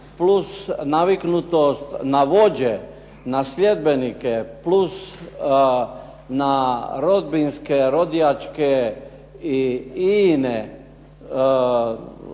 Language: Croatian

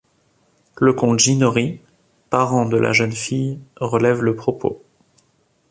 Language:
French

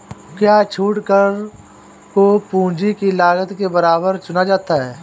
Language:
Hindi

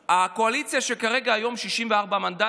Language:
Hebrew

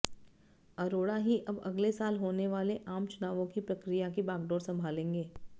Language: Hindi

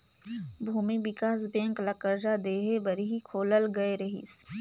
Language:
Chhattisgarhi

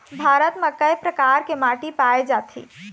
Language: Chhattisgarhi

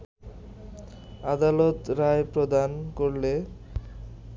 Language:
Bangla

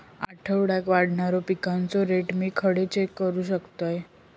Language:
Marathi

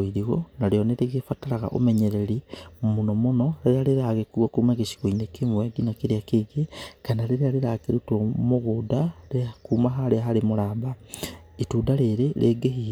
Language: Kikuyu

